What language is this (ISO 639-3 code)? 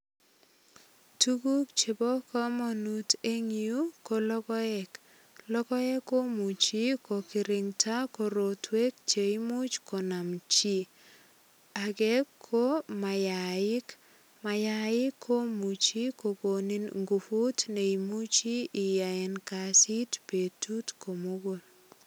kln